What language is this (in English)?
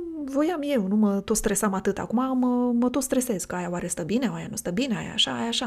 Romanian